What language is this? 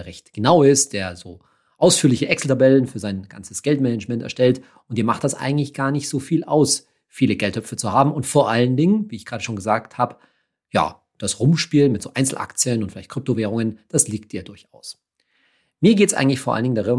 German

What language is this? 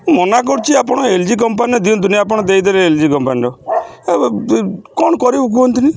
Odia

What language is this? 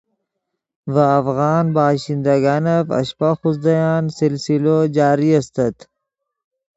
Yidgha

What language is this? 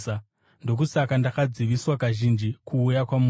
Shona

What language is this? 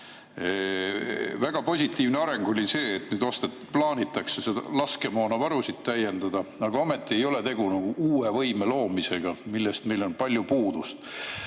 Estonian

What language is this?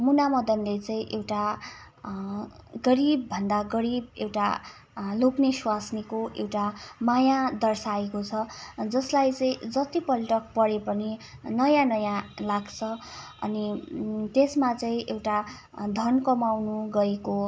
Nepali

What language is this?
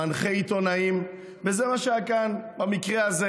Hebrew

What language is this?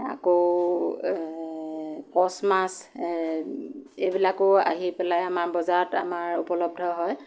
Assamese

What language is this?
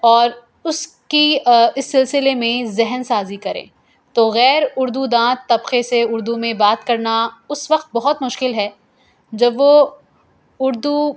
Urdu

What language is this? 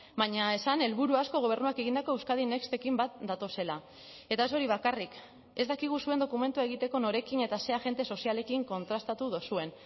Basque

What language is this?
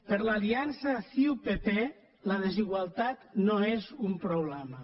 Catalan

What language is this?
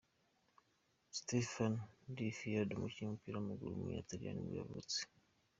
Kinyarwanda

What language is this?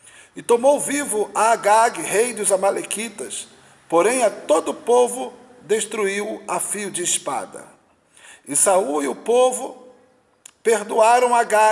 Portuguese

